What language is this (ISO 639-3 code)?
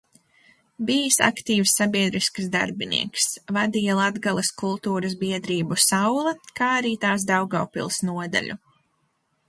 lav